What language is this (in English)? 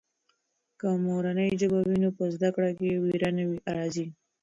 Pashto